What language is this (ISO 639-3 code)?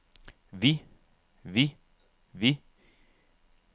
dan